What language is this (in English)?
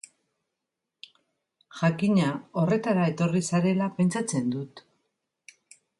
Basque